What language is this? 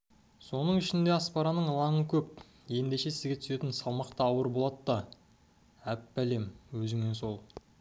Kazakh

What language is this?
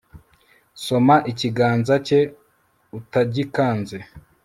Kinyarwanda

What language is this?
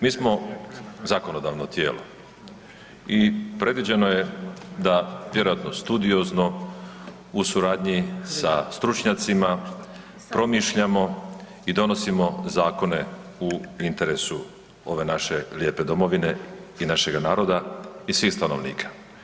Croatian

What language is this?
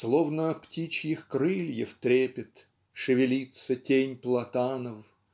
Russian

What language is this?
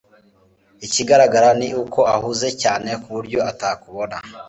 Kinyarwanda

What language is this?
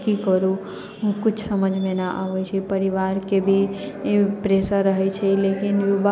Maithili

